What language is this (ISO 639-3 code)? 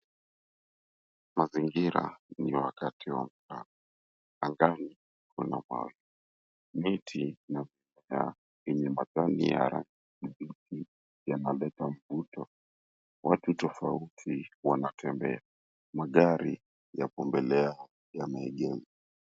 swa